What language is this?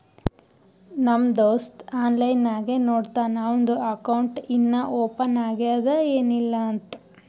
Kannada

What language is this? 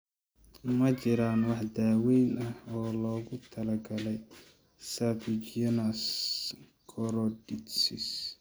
Somali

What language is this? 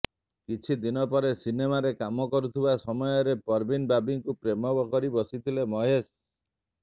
Odia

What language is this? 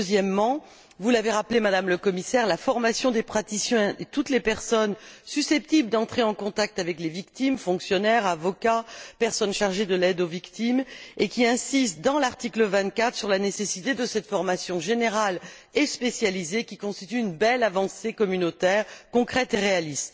French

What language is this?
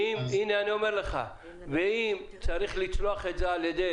Hebrew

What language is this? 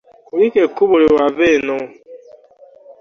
Ganda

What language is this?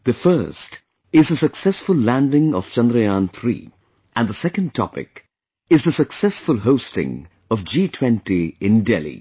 English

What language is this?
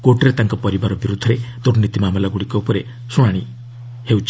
Odia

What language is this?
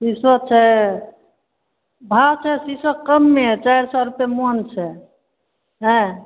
Maithili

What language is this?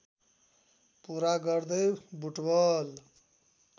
Nepali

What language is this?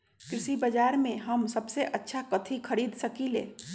Magahi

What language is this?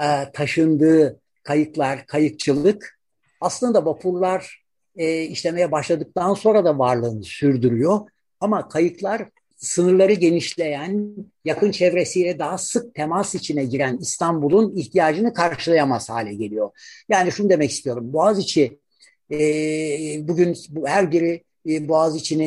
Turkish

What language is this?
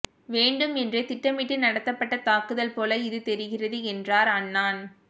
Tamil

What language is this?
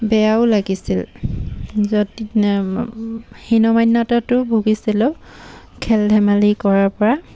Assamese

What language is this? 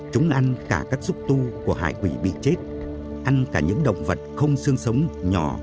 Vietnamese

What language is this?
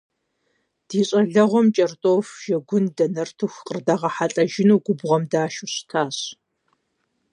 Kabardian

